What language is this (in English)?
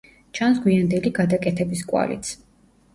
Georgian